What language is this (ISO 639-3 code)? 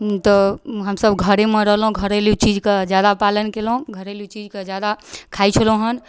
mai